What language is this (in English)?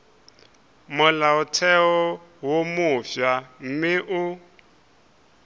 Northern Sotho